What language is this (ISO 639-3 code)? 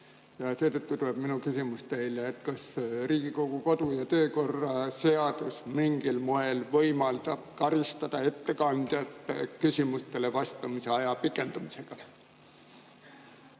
est